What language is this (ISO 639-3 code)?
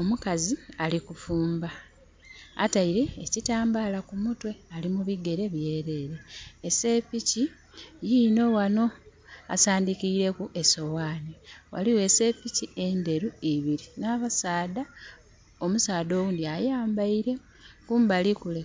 xog